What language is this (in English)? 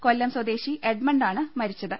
Malayalam